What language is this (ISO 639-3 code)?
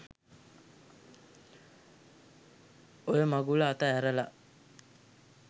sin